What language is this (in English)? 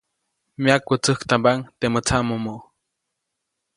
Copainalá Zoque